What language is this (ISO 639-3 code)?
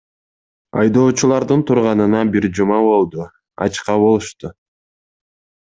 kir